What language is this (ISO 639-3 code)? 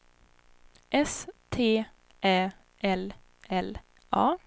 swe